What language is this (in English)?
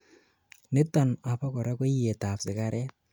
Kalenjin